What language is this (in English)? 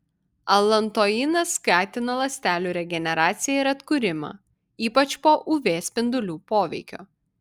Lithuanian